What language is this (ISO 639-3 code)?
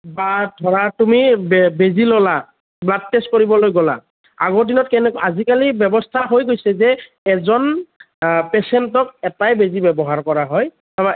asm